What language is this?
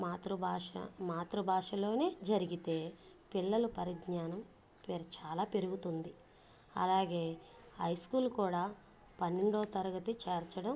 Telugu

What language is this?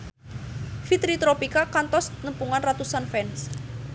Sundanese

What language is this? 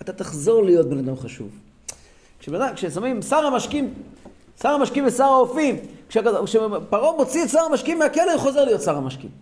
Hebrew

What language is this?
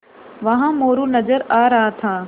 Hindi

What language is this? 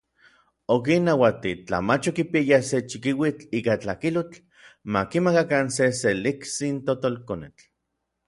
Orizaba Nahuatl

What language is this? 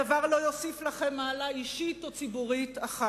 Hebrew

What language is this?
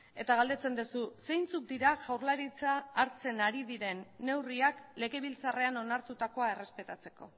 Basque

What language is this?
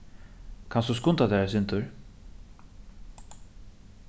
Faroese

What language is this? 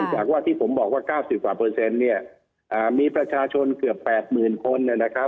Thai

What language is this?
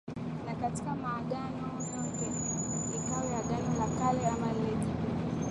Swahili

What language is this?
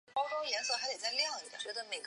Chinese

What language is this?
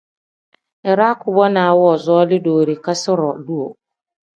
Tem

